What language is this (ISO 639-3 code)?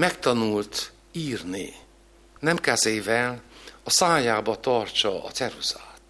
hun